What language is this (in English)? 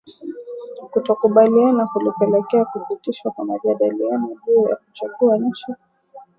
Swahili